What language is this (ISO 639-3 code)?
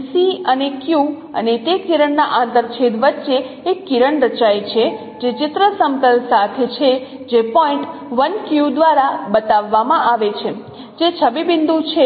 guj